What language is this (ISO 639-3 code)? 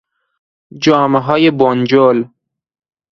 fas